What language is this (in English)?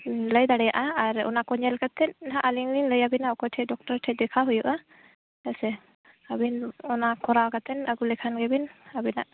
Santali